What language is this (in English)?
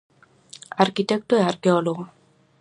Galician